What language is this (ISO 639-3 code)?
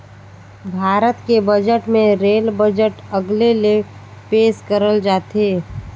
hne